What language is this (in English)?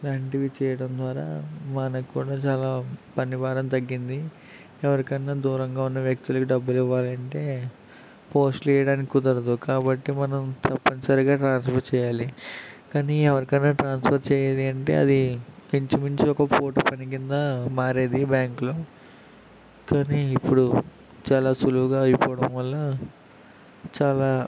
Telugu